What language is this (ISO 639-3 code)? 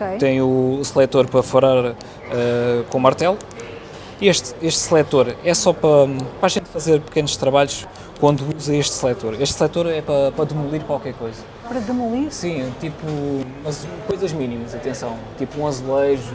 por